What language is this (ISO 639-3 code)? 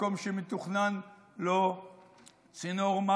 heb